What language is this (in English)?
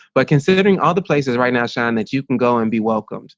English